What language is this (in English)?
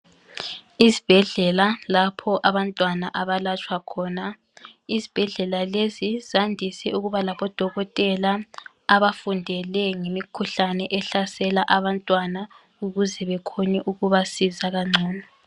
North Ndebele